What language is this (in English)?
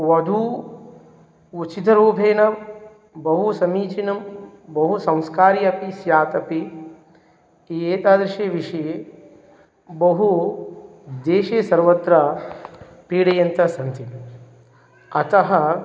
Sanskrit